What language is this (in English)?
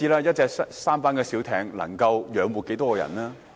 Cantonese